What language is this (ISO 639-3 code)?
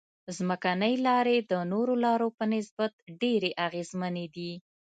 pus